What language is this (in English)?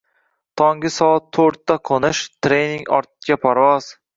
Uzbek